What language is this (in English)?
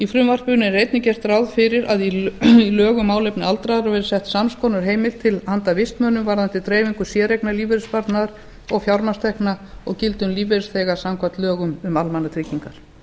Icelandic